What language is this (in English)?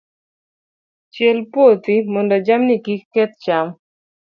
Luo (Kenya and Tanzania)